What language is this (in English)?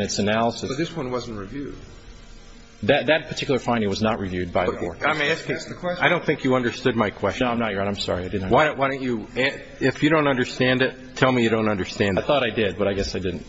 English